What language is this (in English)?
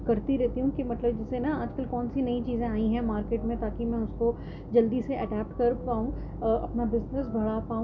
Urdu